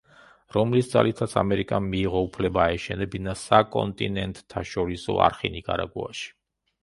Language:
Georgian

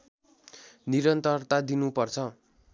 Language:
Nepali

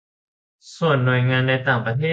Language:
Thai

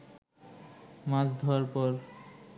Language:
Bangla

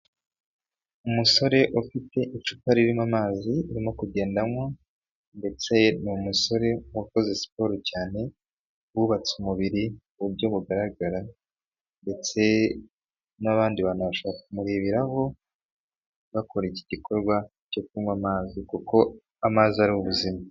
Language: Kinyarwanda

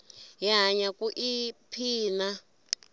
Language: Tsonga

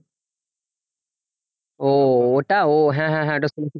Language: Bangla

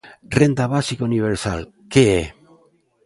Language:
Galician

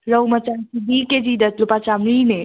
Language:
Manipuri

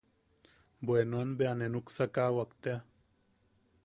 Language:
Yaqui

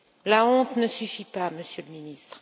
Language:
French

